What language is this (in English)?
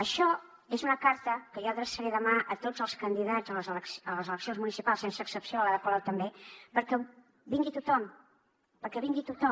Catalan